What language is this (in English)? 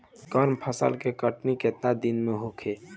Bhojpuri